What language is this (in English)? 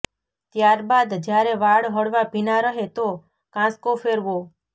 Gujarati